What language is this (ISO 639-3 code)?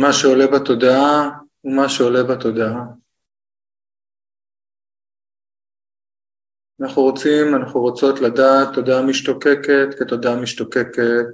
heb